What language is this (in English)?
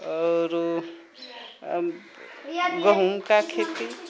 Maithili